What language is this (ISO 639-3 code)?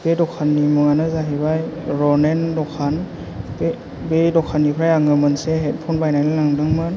brx